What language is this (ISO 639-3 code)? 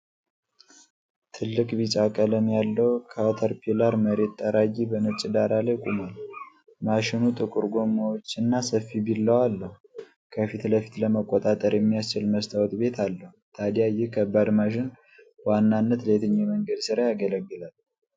amh